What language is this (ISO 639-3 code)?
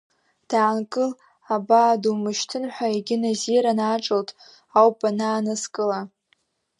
abk